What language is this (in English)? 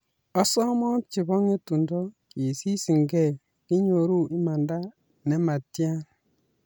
Kalenjin